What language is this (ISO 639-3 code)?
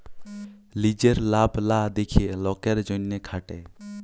ben